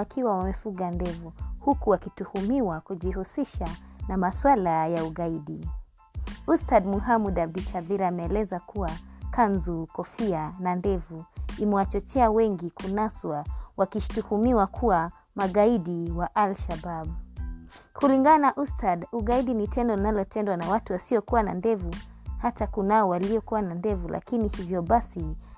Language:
Swahili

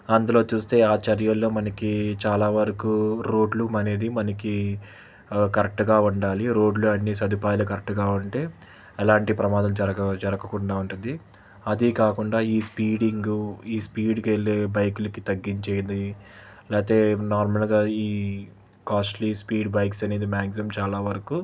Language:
Telugu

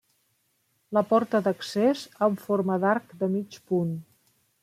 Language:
Catalan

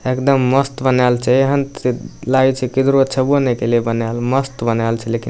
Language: Maithili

